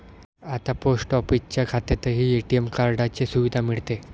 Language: Marathi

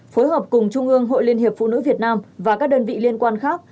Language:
Vietnamese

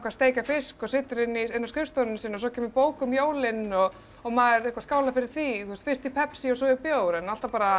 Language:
Icelandic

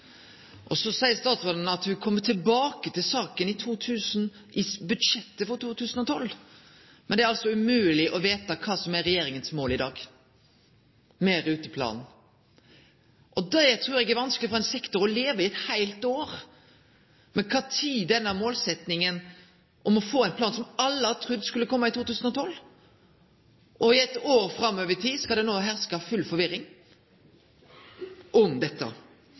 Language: Norwegian Nynorsk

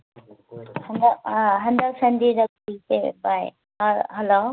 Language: Manipuri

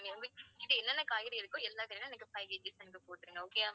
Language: Tamil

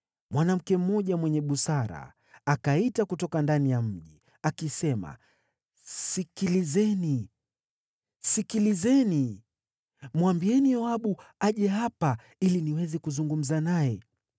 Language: Swahili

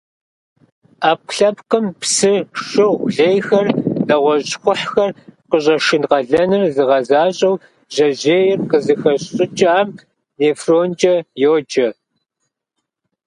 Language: Kabardian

